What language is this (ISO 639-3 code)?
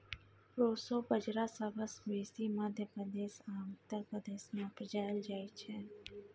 mai